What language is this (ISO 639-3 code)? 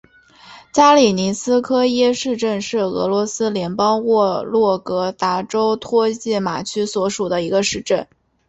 zho